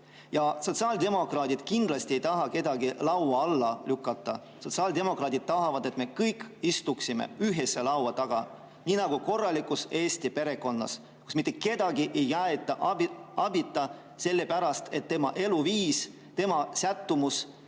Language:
Estonian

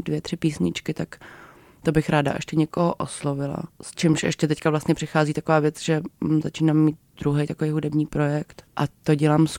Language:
Czech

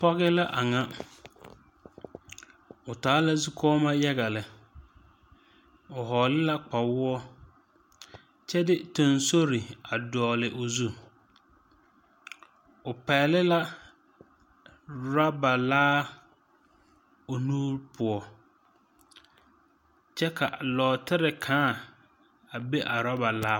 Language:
Southern Dagaare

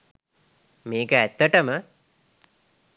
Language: Sinhala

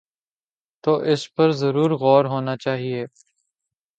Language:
Urdu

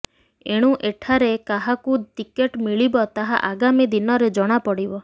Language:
Odia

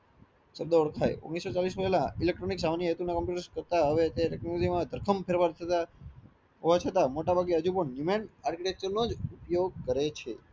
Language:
Gujarati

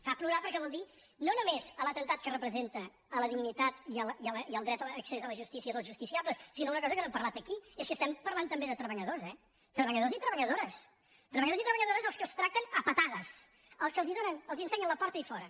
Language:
Catalan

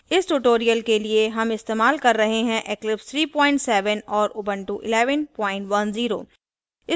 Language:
Hindi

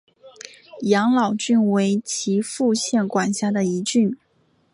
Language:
Chinese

